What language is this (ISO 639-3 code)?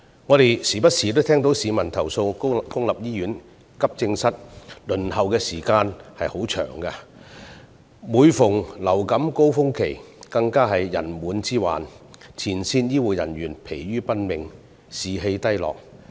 yue